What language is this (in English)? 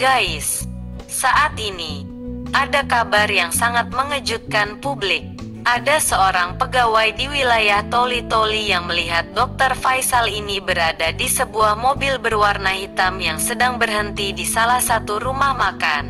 Indonesian